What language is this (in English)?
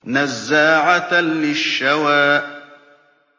Arabic